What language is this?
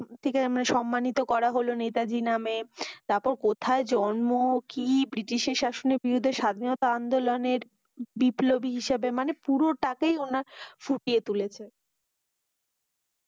Bangla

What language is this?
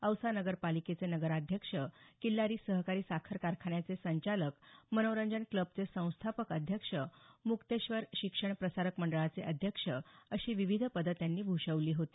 Marathi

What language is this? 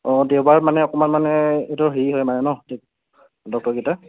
Assamese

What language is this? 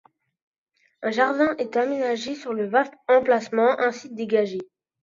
French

